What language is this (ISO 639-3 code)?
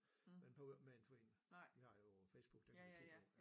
dan